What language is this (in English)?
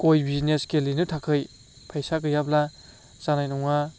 Bodo